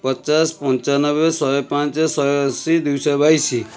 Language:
Odia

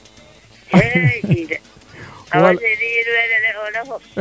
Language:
Serer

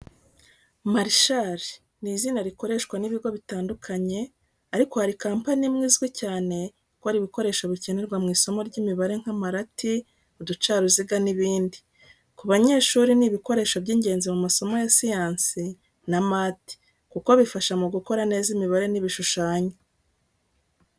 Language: Kinyarwanda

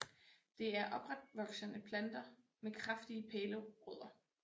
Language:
Danish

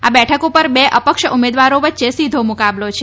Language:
Gujarati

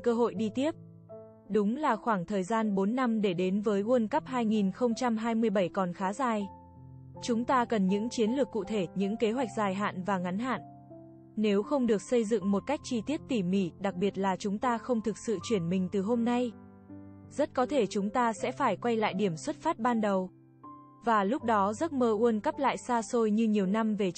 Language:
Vietnamese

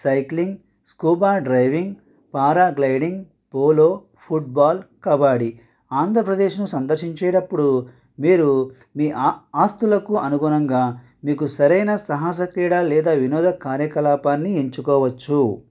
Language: Telugu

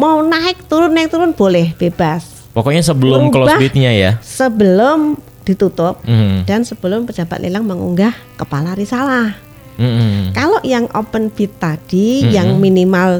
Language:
Indonesian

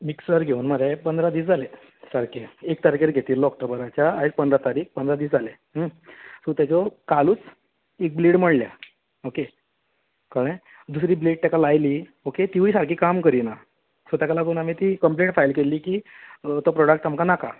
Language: Konkani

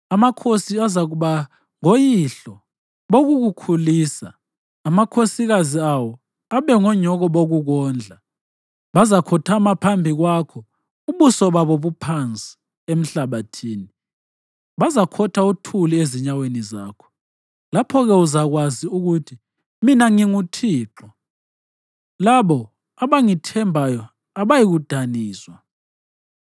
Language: North Ndebele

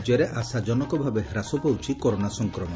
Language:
Odia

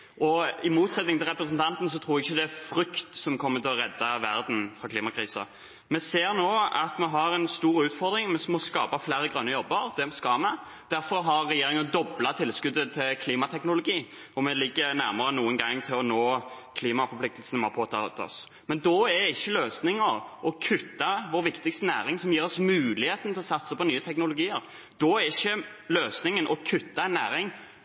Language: Norwegian Bokmål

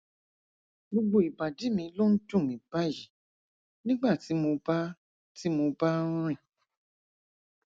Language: Yoruba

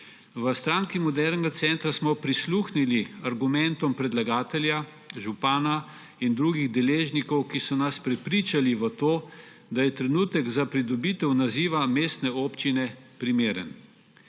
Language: Slovenian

